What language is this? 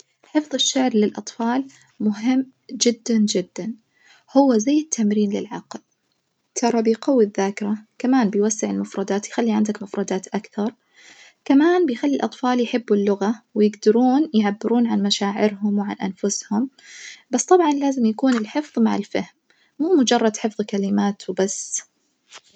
Najdi Arabic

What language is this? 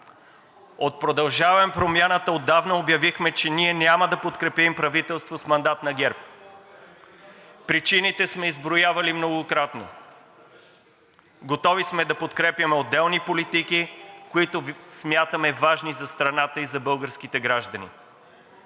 Bulgarian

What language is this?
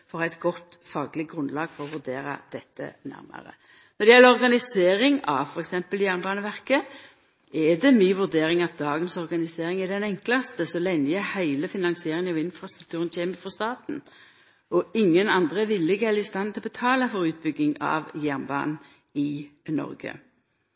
Norwegian Nynorsk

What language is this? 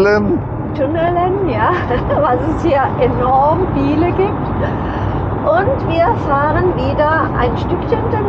German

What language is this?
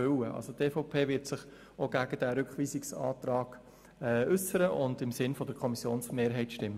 Swiss German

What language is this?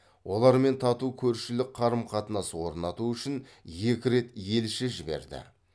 Kazakh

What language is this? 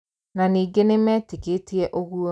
Kikuyu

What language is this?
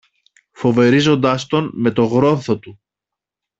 Greek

